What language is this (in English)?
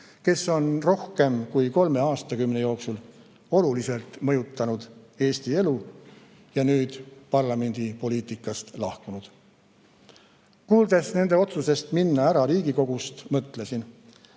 Estonian